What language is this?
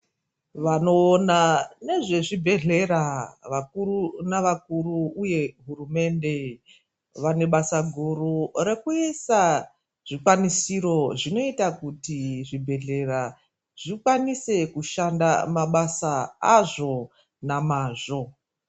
Ndau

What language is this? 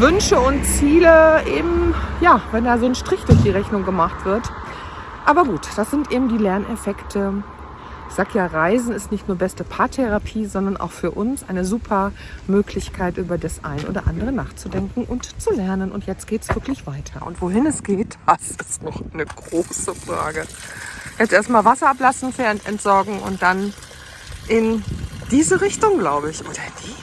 German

